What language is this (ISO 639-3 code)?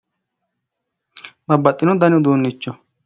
sid